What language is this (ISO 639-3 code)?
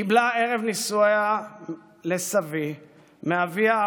heb